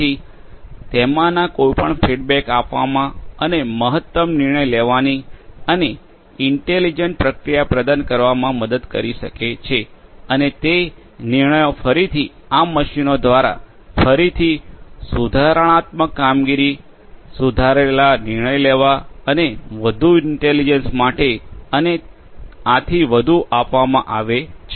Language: Gujarati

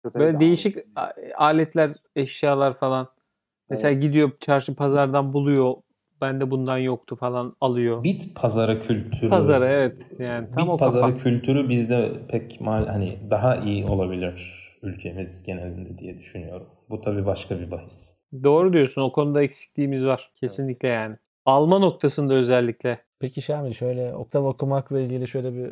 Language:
Turkish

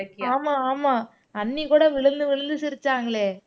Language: Tamil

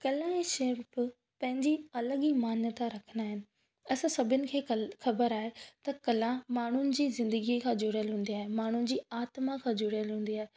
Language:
Sindhi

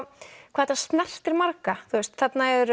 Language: Icelandic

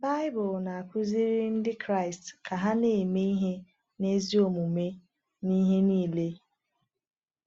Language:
Igbo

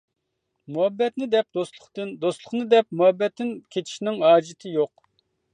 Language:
Uyghur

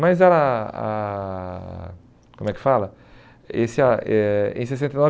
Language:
Portuguese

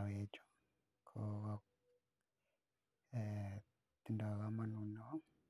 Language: Kalenjin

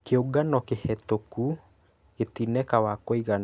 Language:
Kikuyu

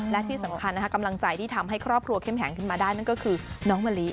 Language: Thai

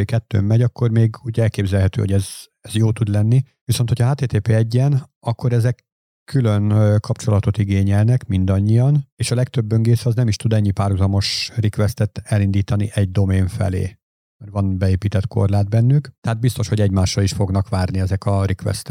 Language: Hungarian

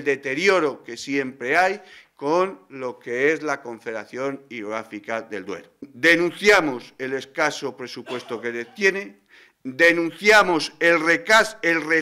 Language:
Spanish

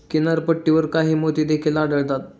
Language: Marathi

